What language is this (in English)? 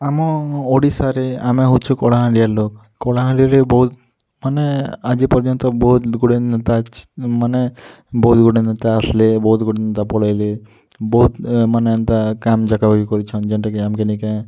Odia